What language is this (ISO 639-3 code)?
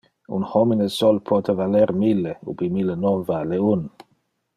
ina